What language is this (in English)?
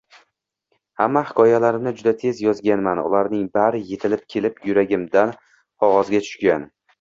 Uzbek